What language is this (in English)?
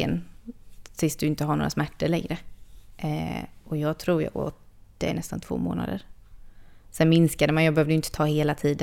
Swedish